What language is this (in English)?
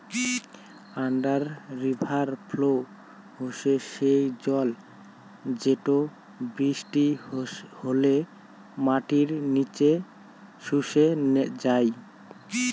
Bangla